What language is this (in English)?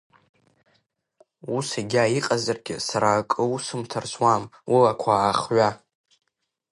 Abkhazian